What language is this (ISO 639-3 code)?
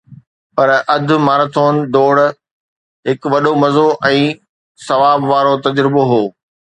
snd